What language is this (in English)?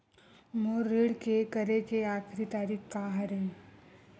Chhattisgarhi